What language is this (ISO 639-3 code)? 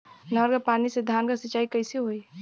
bho